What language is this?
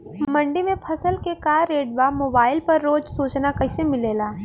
Bhojpuri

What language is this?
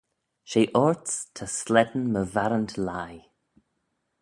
Manx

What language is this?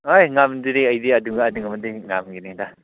Manipuri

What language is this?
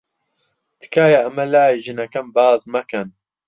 Central Kurdish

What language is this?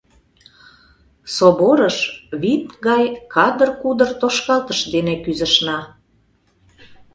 Mari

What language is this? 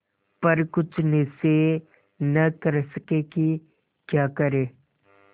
Hindi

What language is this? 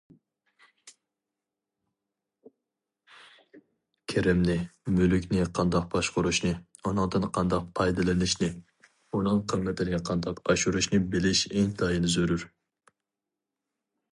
Uyghur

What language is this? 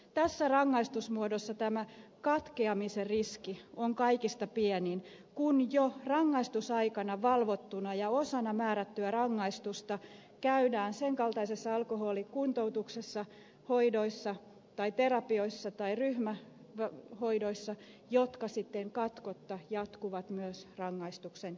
Finnish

